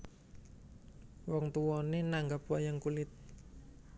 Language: Javanese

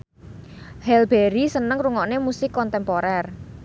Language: Javanese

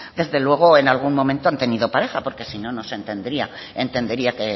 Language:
Spanish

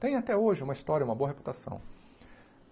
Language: Portuguese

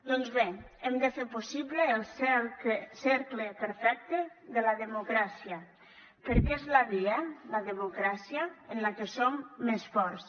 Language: Catalan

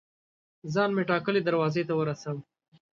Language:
Pashto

